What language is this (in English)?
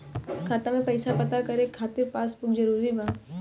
Bhojpuri